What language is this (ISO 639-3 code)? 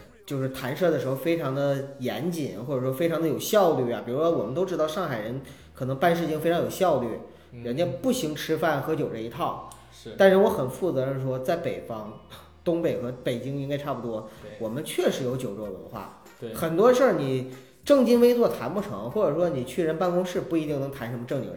zho